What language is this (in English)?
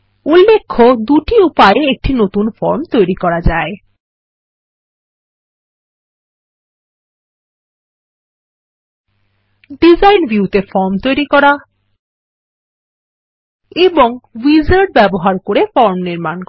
Bangla